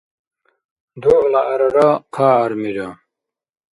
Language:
Dargwa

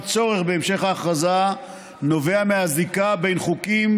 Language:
Hebrew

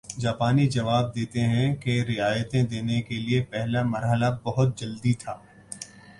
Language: Urdu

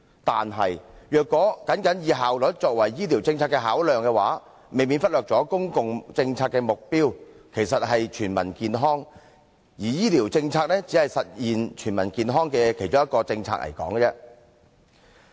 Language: Cantonese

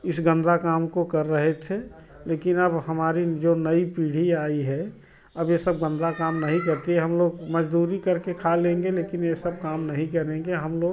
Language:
Hindi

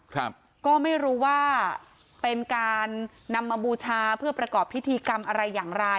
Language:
Thai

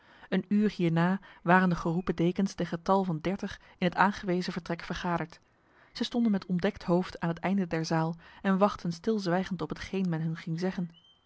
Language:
Dutch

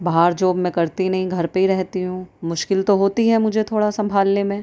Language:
Urdu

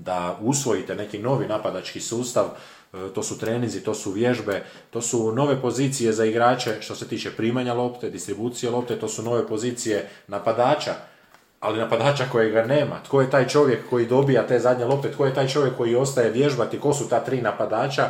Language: Croatian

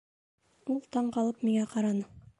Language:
Bashkir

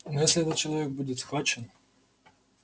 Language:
Russian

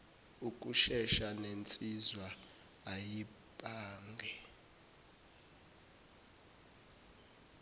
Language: Zulu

